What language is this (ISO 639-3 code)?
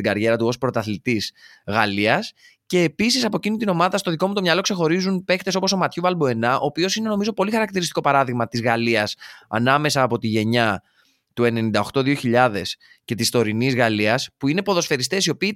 ell